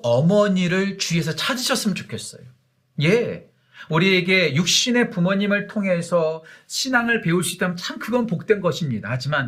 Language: Korean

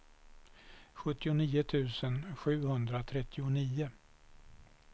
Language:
Swedish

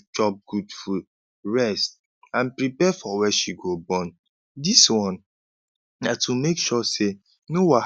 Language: Nigerian Pidgin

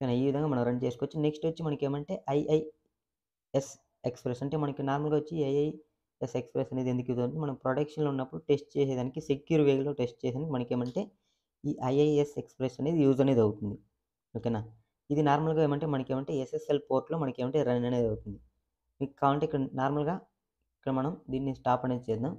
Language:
Telugu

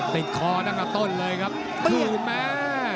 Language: Thai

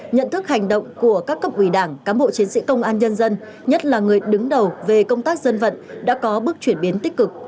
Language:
Vietnamese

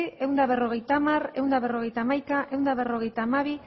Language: Basque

